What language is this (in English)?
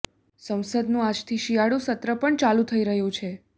Gujarati